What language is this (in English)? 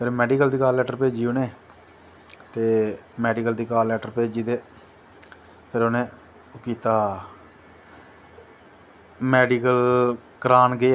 Dogri